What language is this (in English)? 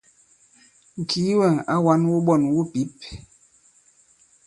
Bankon